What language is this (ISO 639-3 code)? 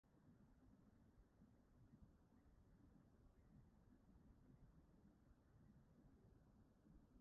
cym